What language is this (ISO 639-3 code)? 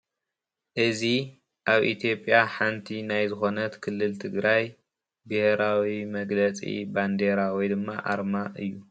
tir